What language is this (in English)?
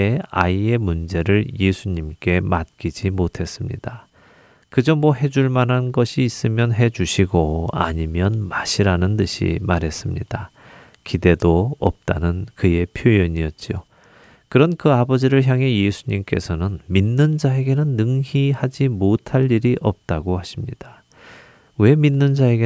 Korean